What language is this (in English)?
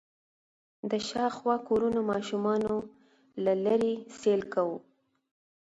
Pashto